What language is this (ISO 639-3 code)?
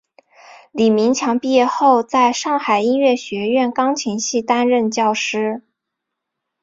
zho